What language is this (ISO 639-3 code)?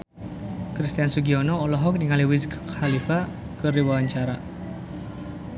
sun